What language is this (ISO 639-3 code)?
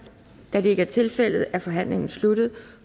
dan